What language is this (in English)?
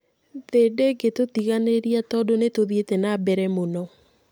Kikuyu